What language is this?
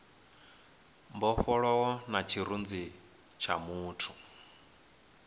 Venda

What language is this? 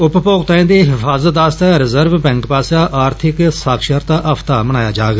Dogri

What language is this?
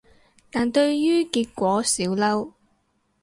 Cantonese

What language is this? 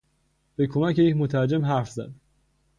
Persian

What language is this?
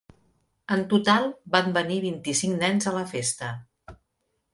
Catalan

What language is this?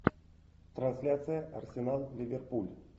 Russian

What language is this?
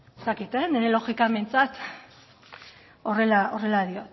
Basque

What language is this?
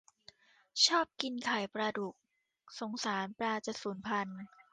Thai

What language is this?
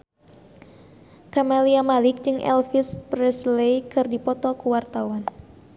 Sundanese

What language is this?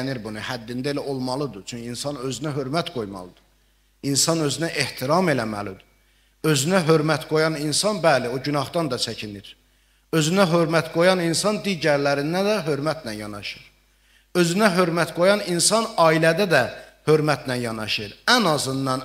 Turkish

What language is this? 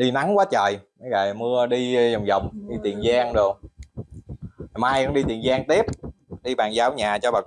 Vietnamese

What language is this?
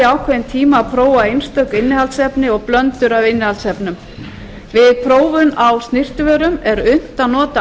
Icelandic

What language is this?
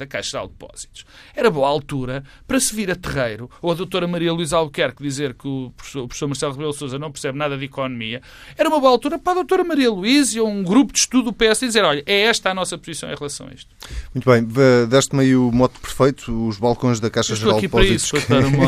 Portuguese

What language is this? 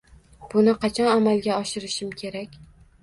Uzbek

